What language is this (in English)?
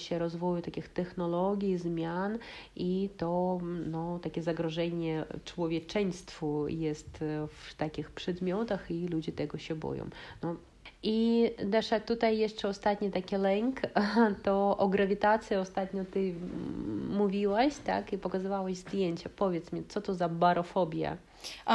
Polish